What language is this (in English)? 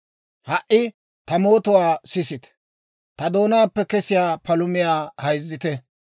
Dawro